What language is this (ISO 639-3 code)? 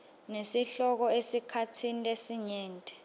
ssw